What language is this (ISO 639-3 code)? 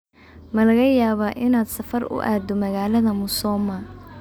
som